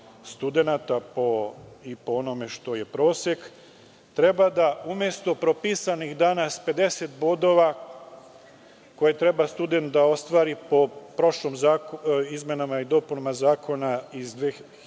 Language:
Serbian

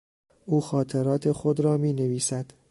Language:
Persian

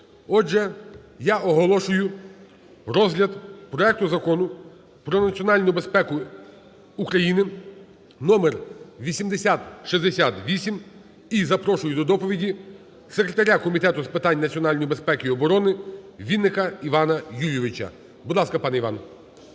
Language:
Ukrainian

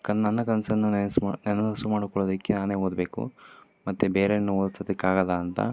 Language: Kannada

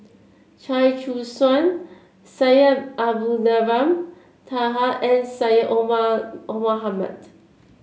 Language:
English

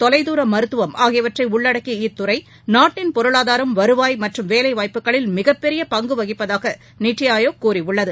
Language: Tamil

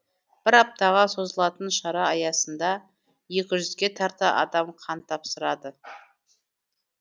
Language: Kazakh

